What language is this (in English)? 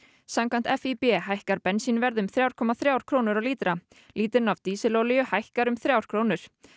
Icelandic